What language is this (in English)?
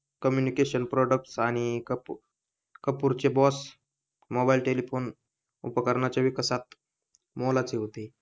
Marathi